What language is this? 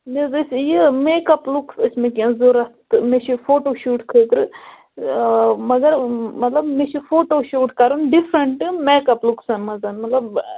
Kashmiri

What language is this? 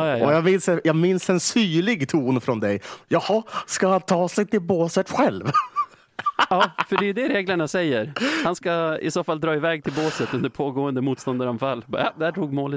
Swedish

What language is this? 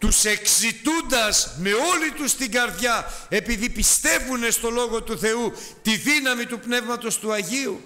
Greek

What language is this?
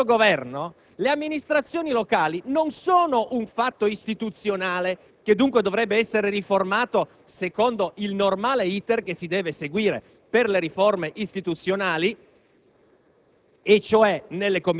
Italian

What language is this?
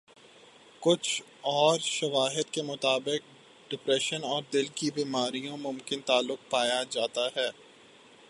Urdu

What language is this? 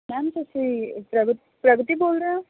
Punjabi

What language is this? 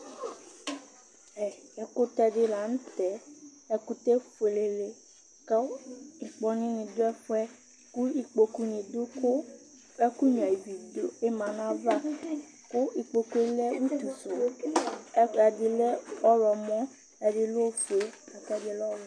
Ikposo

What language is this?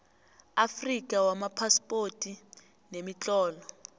South Ndebele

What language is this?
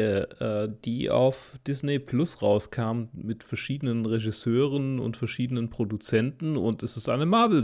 German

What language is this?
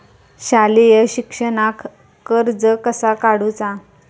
Marathi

